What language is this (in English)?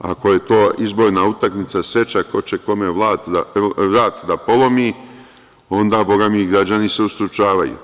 Serbian